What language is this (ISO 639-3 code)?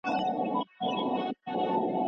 pus